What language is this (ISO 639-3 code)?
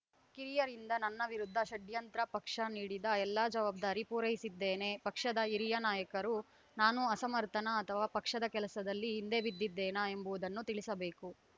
kan